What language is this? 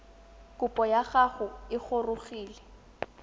Tswana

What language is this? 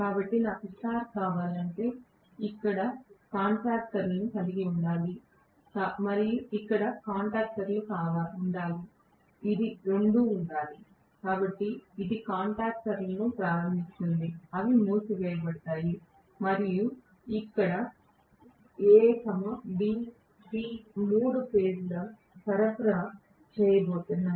Telugu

